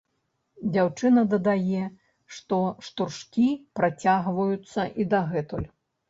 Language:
Belarusian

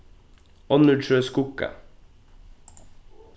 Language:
Faroese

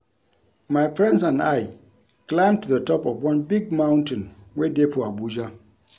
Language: Nigerian Pidgin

